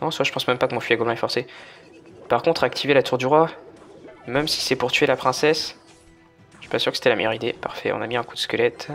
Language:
French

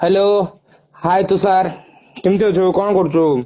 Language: Odia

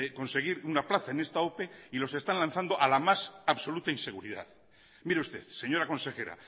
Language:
Spanish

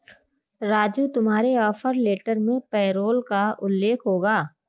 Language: Hindi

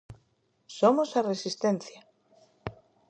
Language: Galician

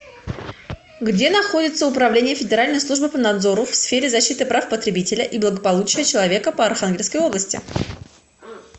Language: Russian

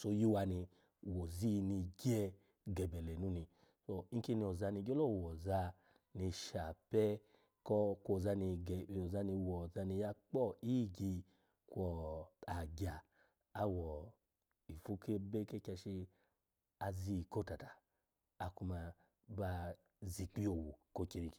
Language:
Alago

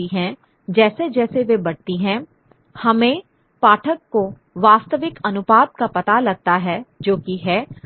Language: Hindi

